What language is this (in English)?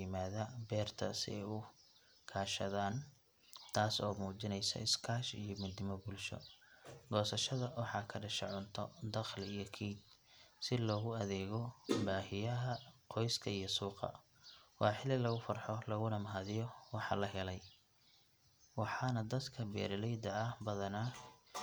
Somali